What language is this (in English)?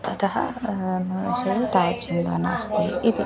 Sanskrit